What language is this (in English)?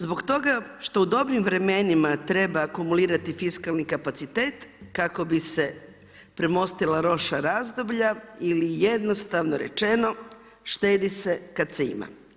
Croatian